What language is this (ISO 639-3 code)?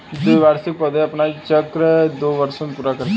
hin